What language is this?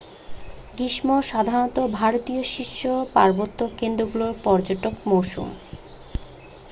Bangla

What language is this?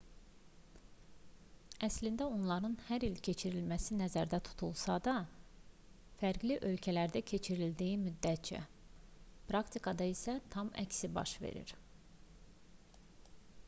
Azerbaijani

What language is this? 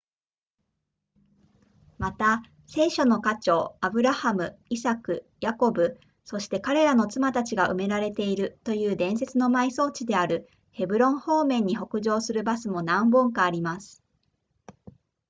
Japanese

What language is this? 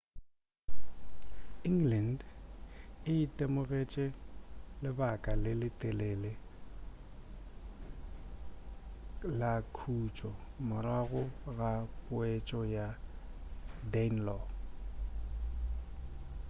Northern Sotho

